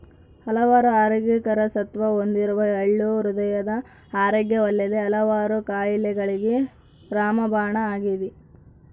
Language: Kannada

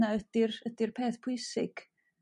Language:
Welsh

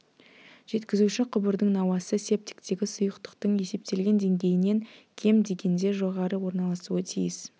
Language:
Kazakh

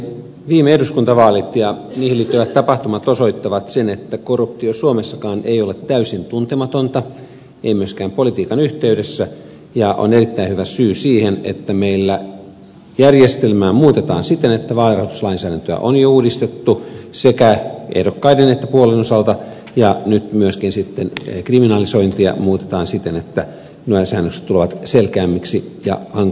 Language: Finnish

